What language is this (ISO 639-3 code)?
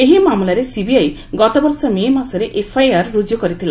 ori